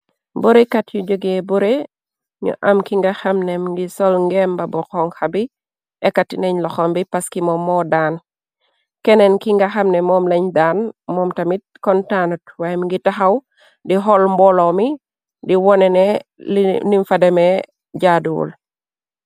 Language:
Wolof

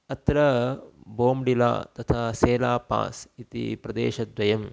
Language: Sanskrit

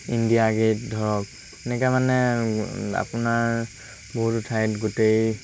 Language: Assamese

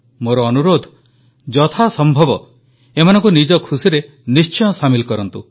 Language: Odia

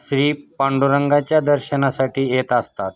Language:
Marathi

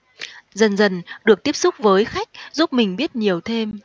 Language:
Vietnamese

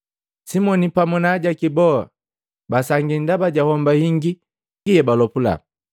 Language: Matengo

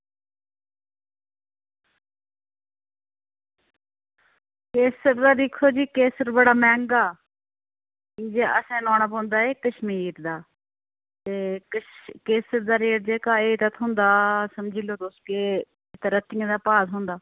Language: Dogri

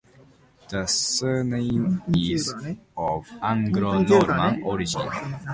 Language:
English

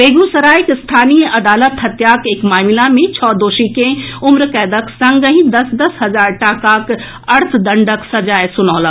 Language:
Maithili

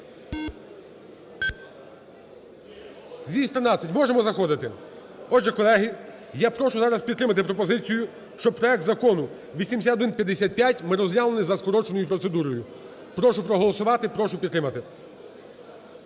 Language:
Ukrainian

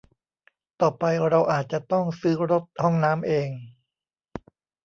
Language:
Thai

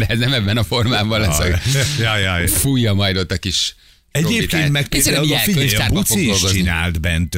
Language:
Hungarian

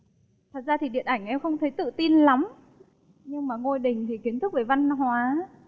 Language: Vietnamese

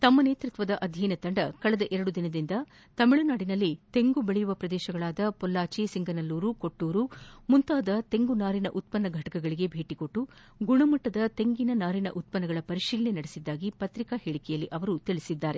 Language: Kannada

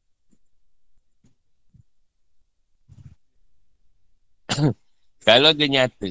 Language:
Malay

